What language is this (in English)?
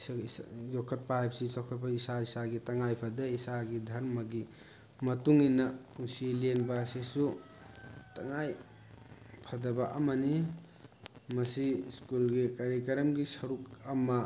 Manipuri